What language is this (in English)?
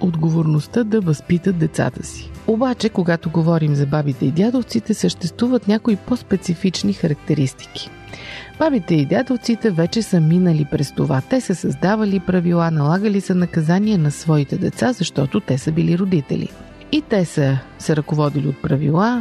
Bulgarian